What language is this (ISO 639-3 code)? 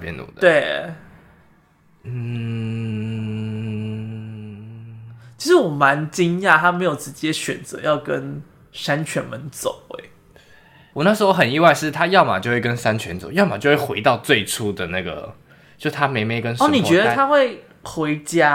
zho